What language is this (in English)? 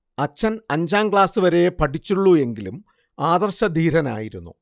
Malayalam